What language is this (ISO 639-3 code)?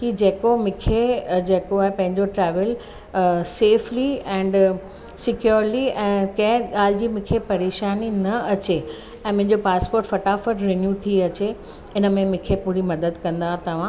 snd